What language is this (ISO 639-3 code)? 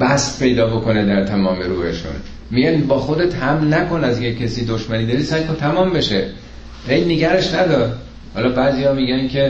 fas